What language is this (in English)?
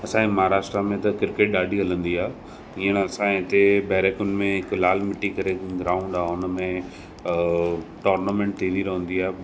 Sindhi